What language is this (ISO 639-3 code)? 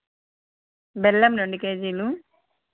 tel